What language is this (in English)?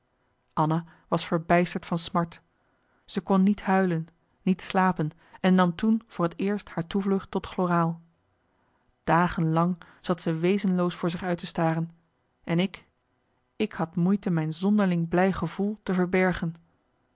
Dutch